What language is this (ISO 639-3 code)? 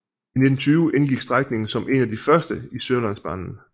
dan